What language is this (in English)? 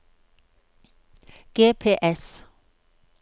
Norwegian